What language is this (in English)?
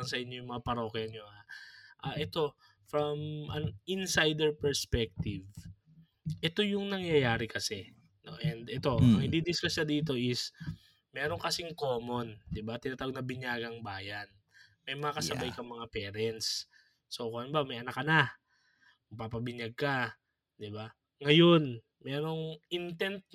Filipino